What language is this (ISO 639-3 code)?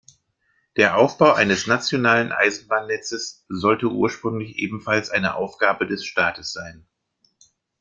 deu